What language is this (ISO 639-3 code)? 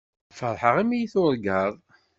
kab